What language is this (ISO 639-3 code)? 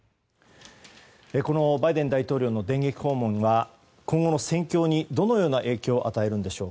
jpn